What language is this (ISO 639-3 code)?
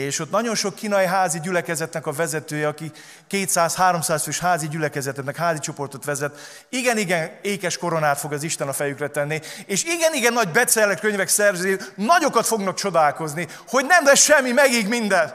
hun